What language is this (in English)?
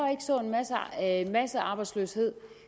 Danish